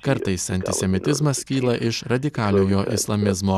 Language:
Lithuanian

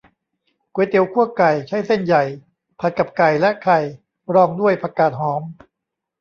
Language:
Thai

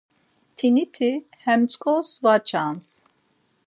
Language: Laz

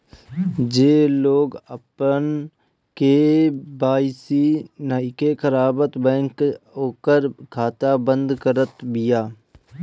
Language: Bhojpuri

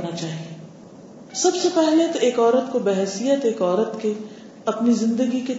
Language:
Urdu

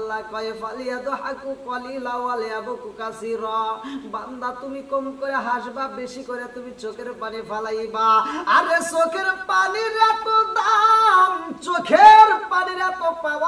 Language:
Romanian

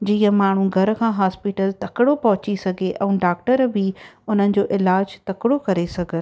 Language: Sindhi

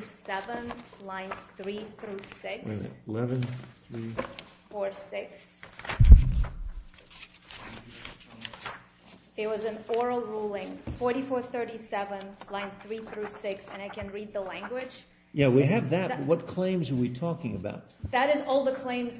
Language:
English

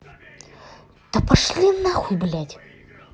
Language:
Russian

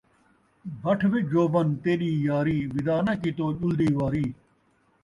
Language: Saraiki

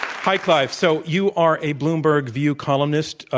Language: English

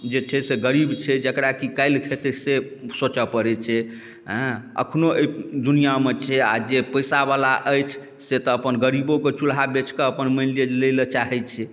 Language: Maithili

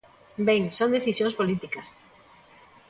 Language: Galician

